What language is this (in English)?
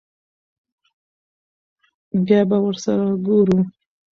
Pashto